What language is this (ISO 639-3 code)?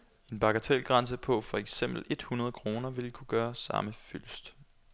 dan